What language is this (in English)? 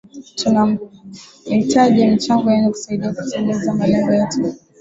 Swahili